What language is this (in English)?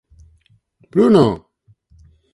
Galician